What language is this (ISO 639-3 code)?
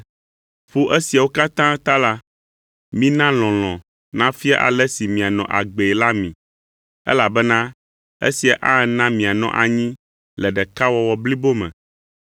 ewe